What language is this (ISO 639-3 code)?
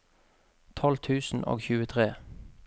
nor